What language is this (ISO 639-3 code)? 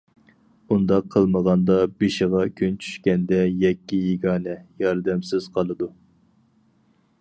uig